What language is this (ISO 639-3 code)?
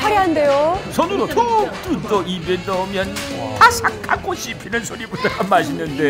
kor